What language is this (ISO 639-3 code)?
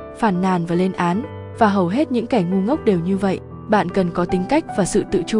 vie